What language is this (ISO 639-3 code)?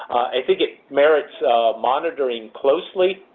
eng